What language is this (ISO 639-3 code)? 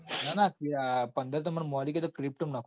guj